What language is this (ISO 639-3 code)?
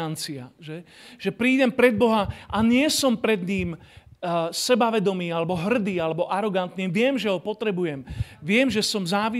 slk